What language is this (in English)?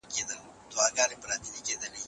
Pashto